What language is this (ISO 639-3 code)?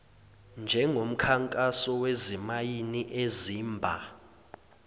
zul